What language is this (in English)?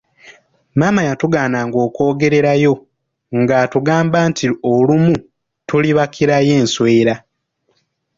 Ganda